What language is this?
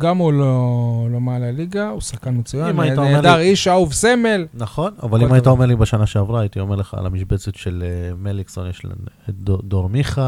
Hebrew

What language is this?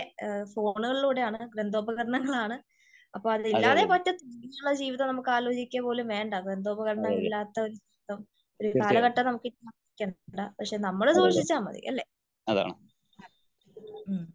Malayalam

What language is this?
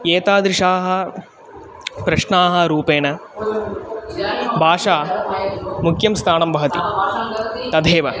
Sanskrit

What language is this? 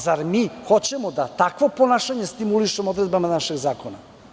Serbian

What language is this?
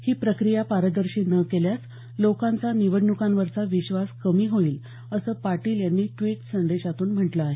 Marathi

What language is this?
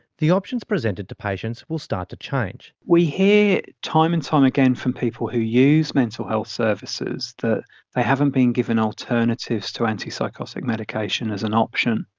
English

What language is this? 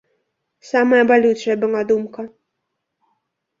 Belarusian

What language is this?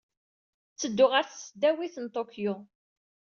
Kabyle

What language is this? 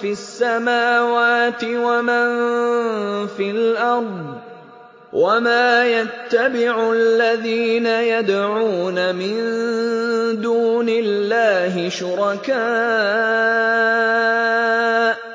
Arabic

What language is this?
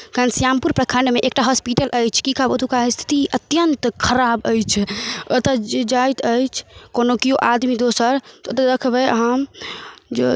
Maithili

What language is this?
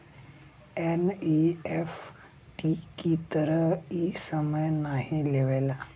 Bhojpuri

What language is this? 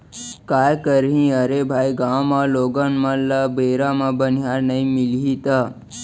Chhattisgarhi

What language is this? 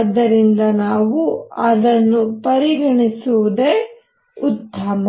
Kannada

